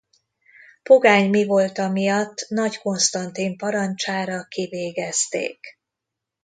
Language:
Hungarian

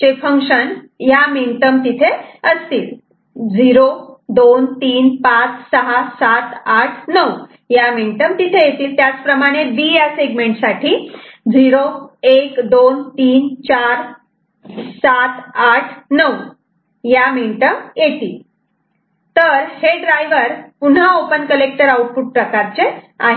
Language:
Marathi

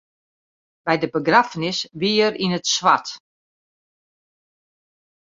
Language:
Western Frisian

